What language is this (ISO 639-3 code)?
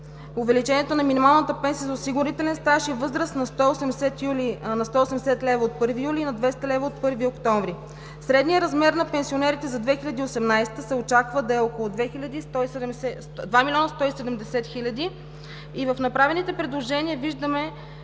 bul